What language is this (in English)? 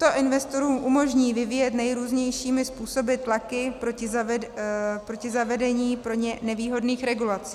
Czech